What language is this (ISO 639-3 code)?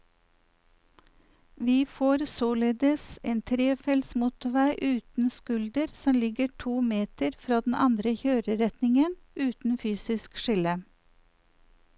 nor